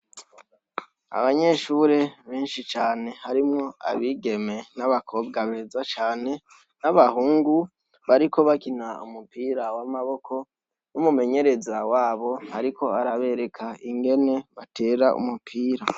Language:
Rundi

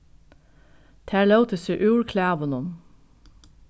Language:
Faroese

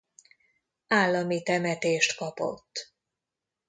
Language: Hungarian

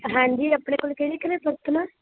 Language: Punjabi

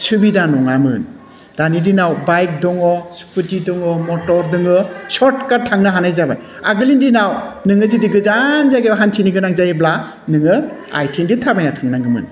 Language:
Bodo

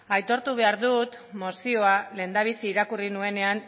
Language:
Basque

